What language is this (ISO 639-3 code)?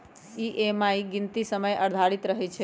mag